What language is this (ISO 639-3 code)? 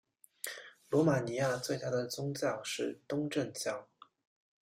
zho